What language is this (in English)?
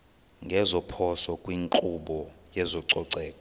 Xhosa